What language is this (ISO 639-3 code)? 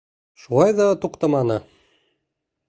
bak